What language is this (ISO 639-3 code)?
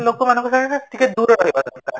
ori